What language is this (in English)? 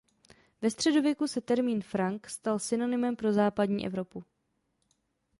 Czech